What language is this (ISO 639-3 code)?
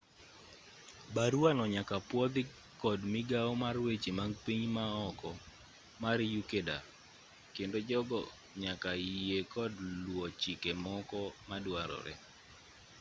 luo